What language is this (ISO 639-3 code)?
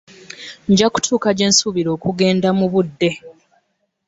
lug